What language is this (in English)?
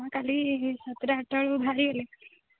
Odia